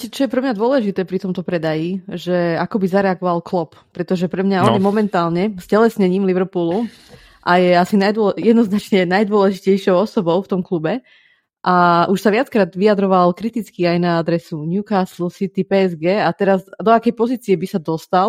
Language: Slovak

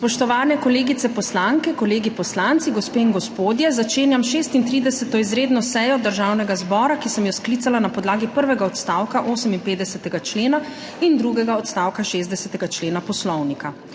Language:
Slovenian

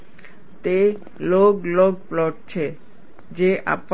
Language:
Gujarati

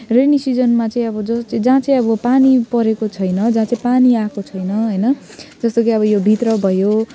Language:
Nepali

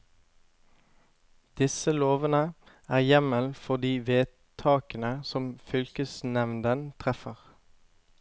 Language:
Norwegian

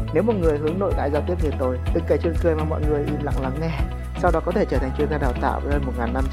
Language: Vietnamese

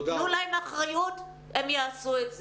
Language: Hebrew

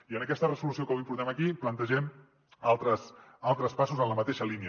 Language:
Catalan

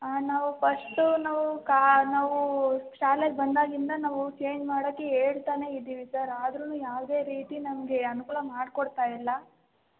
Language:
Kannada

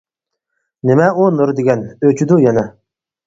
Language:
Uyghur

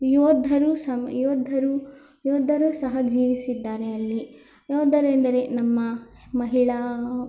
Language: Kannada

